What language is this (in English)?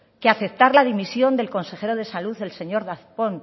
Spanish